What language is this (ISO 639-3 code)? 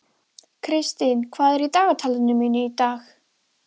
isl